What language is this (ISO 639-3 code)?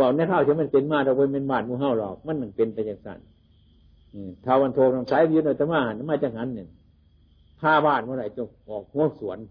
tha